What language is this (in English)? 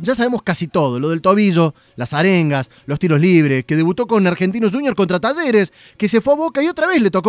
Spanish